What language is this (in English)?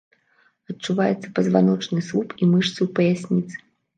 Belarusian